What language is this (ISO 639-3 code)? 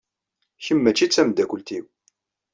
kab